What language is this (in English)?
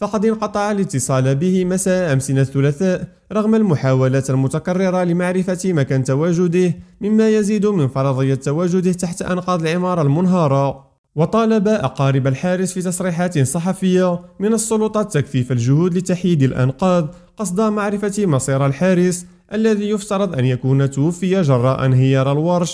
Arabic